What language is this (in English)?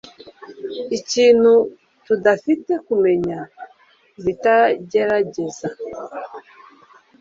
Kinyarwanda